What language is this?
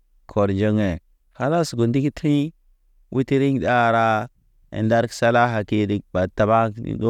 Naba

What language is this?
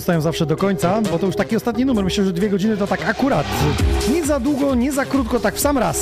Polish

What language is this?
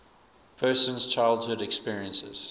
English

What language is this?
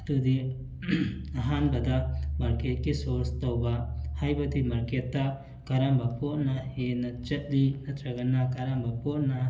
Manipuri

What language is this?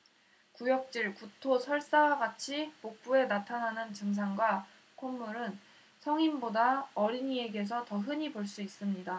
Korean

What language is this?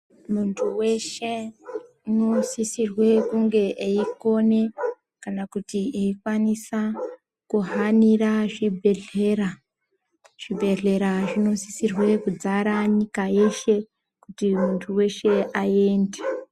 Ndau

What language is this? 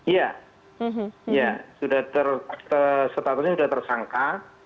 Indonesian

